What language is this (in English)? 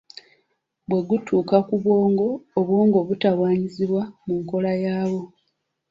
Ganda